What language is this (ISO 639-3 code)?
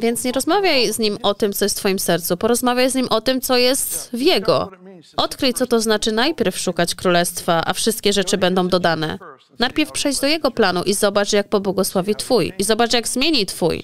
pol